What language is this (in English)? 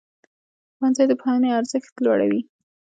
Pashto